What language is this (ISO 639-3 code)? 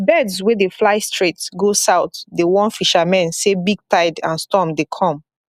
pcm